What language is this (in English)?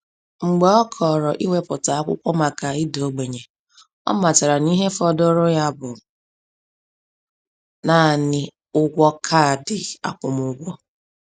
Igbo